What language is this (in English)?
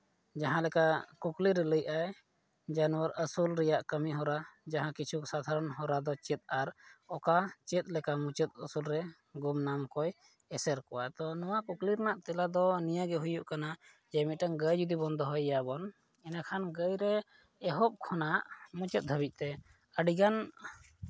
Santali